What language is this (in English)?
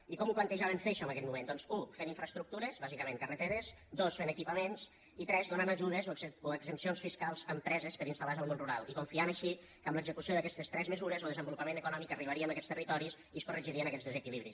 Catalan